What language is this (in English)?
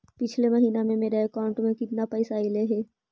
Magahi